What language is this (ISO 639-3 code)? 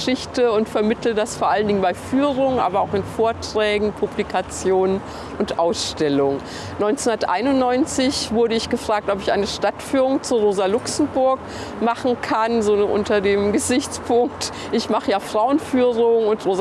deu